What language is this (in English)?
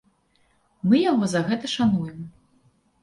Belarusian